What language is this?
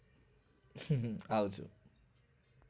Gujarati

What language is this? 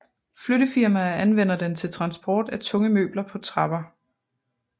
Danish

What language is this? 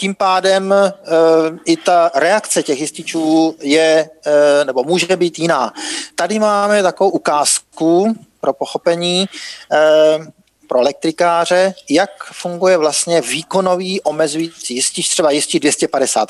Czech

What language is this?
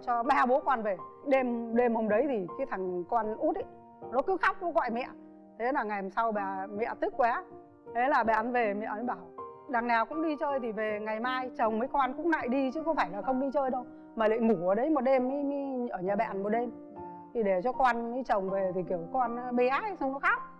Vietnamese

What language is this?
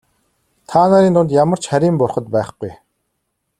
Mongolian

